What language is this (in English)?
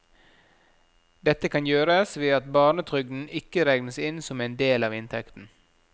Norwegian